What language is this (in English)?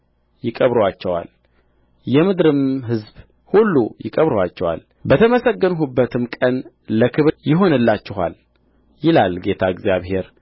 Amharic